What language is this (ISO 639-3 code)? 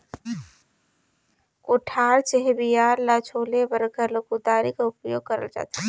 hne